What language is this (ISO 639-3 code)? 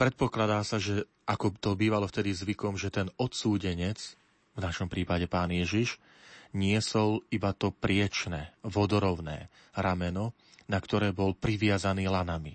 slk